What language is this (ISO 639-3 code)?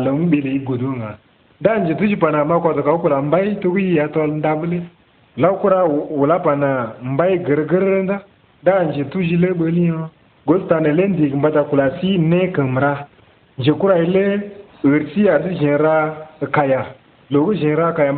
ara